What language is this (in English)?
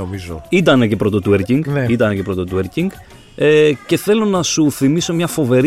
Greek